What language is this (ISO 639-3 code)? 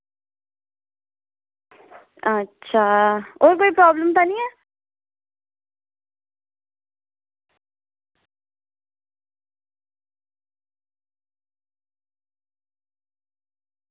doi